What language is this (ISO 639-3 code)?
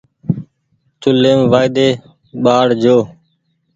gig